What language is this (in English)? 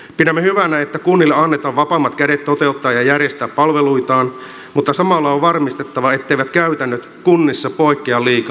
Finnish